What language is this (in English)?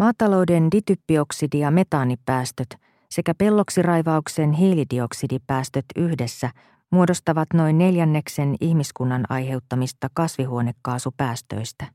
Finnish